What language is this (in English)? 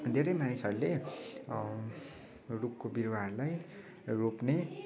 Nepali